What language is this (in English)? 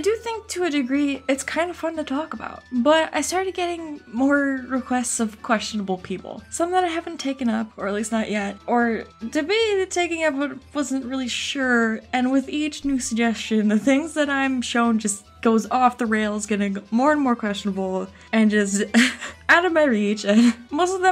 English